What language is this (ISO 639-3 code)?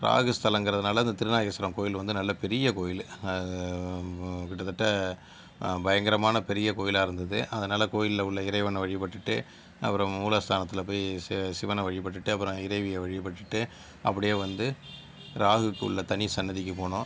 tam